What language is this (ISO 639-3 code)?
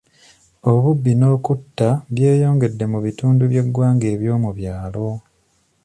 lug